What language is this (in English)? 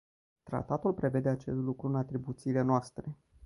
Romanian